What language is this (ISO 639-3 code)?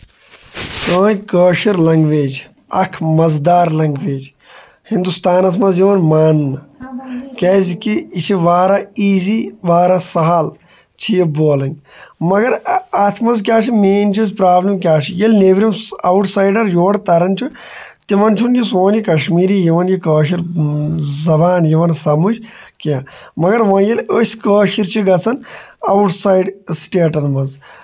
kas